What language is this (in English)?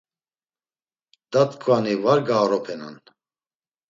Laz